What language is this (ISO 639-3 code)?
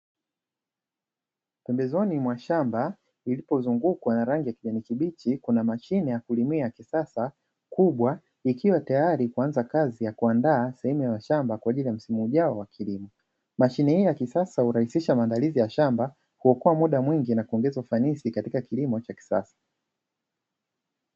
swa